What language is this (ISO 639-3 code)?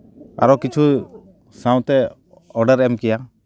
sat